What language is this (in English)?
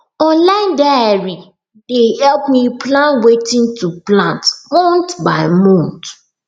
Nigerian Pidgin